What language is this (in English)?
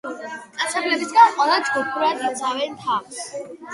Georgian